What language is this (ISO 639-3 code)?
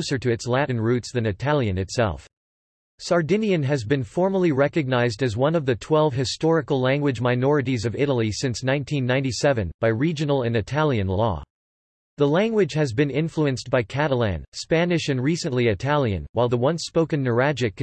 eng